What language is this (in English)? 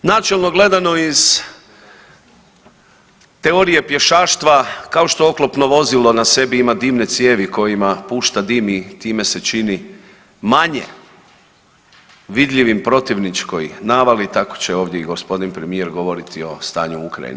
Croatian